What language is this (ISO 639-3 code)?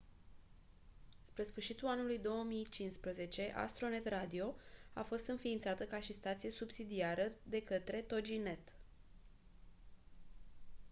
ron